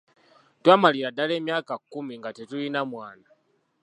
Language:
Ganda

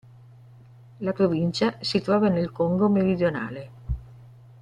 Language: Italian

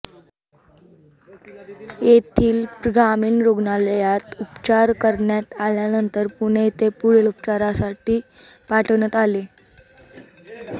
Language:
Marathi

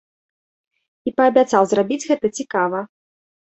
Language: Belarusian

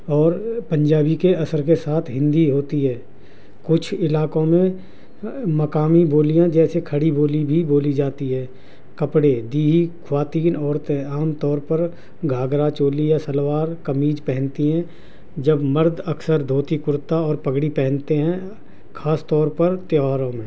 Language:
Urdu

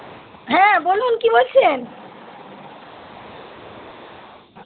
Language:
Bangla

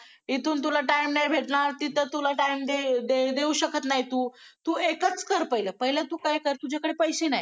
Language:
Marathi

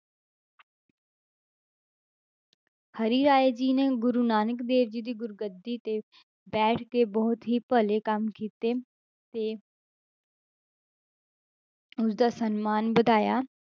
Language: Punjabi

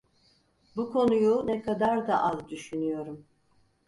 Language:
Turkish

